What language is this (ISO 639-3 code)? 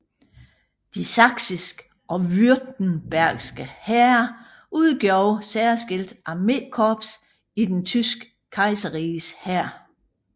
dan